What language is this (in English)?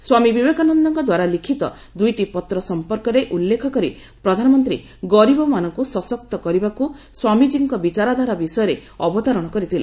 Odia